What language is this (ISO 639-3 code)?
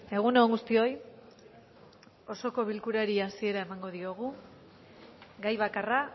eus